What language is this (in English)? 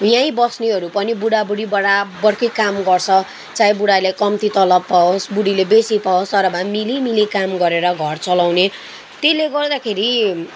Nepali